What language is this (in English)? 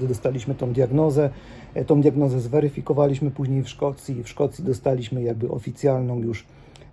Polish